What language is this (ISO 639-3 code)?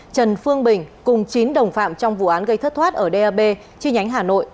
vie